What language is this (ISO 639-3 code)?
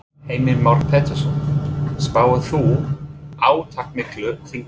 isl